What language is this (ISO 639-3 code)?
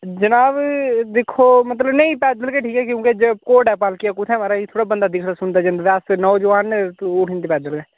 doi